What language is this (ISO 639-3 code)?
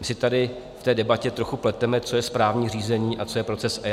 ces